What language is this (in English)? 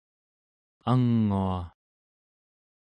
Central Yupik